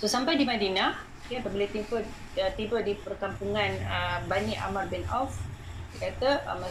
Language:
Malay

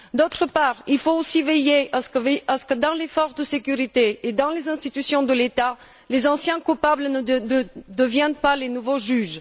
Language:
French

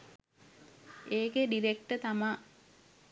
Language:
Sinhala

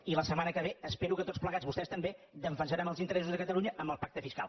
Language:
Catalan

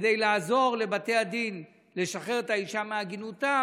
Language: Hebrew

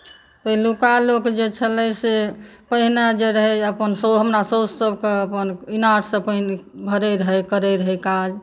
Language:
Maithili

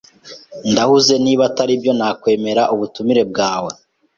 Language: Kinyarwanda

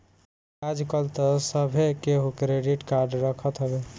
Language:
Bhojpuri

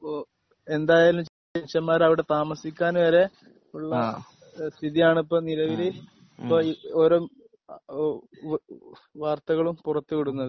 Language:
Malayalam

